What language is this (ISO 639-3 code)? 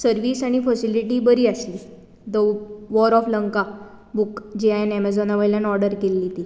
kok